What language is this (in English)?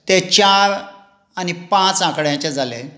Konkani